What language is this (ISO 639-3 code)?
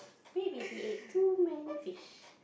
eng